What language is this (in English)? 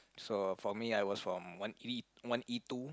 English